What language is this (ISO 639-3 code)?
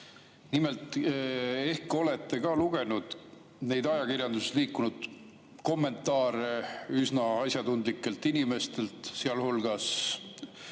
est